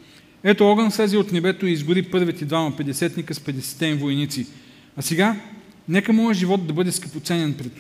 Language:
Bulgarian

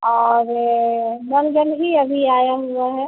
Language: Hindi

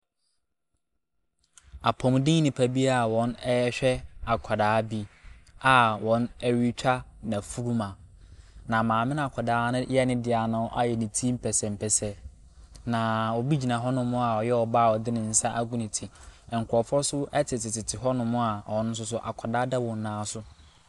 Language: Akan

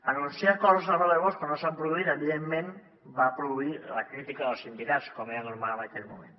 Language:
Catalan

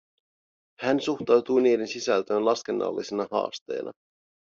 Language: Finnish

